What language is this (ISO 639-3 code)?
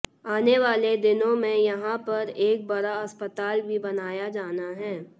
hin